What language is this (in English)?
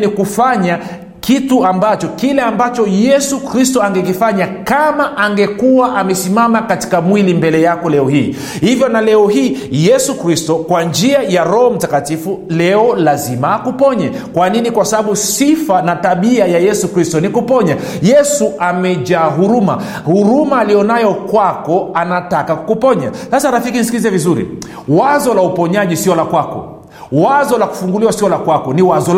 Swahili